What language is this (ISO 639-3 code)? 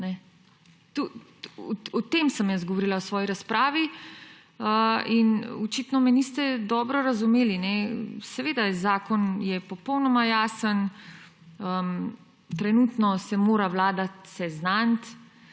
slv